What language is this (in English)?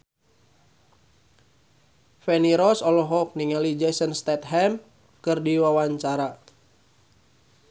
Sundanese